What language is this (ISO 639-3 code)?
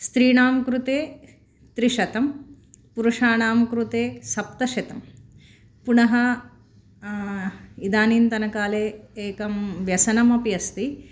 san